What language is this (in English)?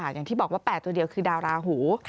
Thai